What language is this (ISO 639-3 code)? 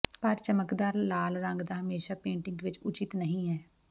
pan